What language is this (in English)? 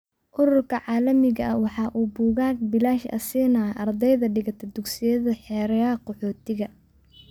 Somali